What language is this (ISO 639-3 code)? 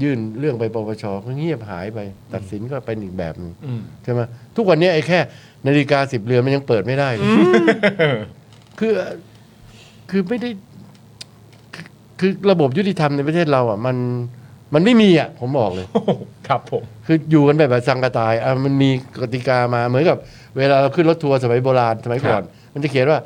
tha